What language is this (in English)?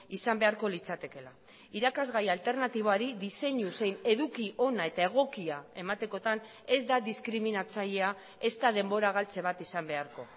Basque